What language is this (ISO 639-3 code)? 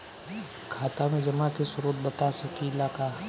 bho